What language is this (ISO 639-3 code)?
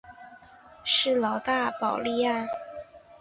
zho